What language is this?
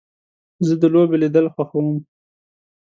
Pashto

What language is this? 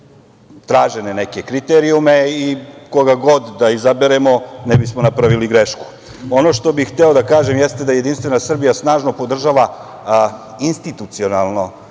Serbian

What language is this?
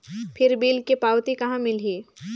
Chhattisgarhi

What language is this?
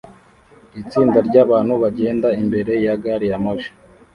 Kinyarwanda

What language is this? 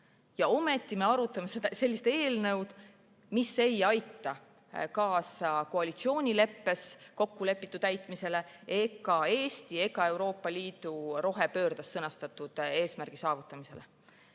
Estonian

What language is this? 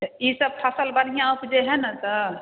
Maithili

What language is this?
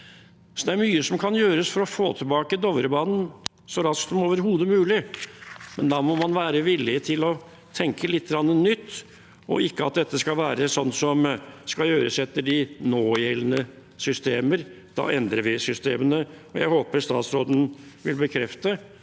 Norwegian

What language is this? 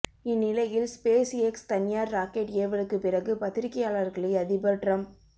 Tamil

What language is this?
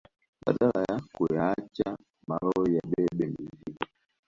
Swahili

